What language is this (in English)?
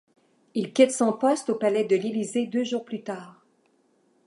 French